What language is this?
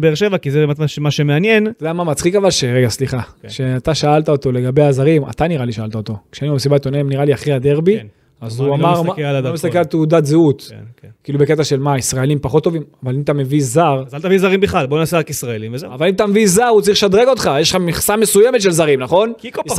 Hebrew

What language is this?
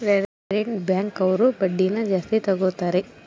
Kannada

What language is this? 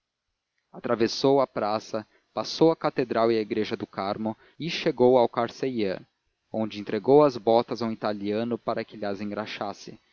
Portuguese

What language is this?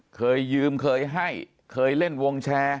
Thai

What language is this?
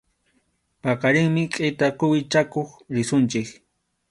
Arequipa-La Unión Quechua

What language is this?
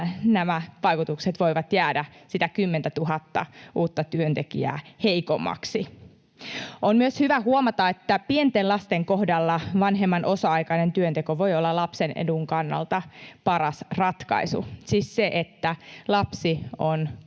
Finnish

